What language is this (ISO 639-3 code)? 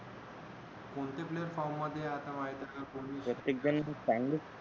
mar